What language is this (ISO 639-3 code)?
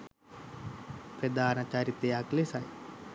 sin